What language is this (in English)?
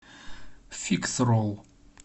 Russian